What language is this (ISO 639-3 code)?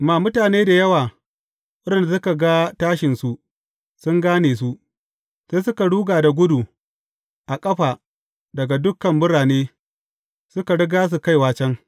hau